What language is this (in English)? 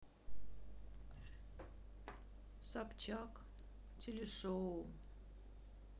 Russian